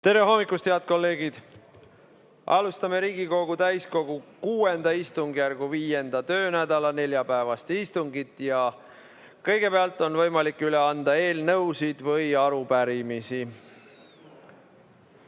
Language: Estonian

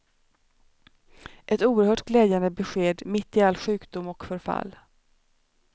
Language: Swedish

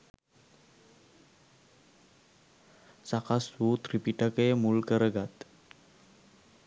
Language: Sinhala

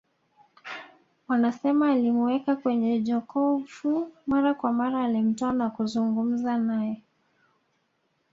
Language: Swahili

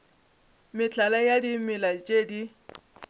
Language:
Northern Sotho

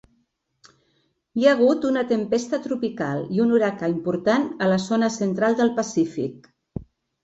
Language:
Catalan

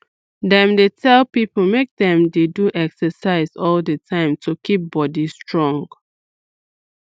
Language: Nigerian Pidgin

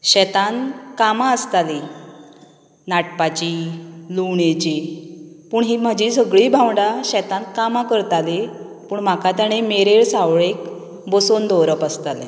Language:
Konkani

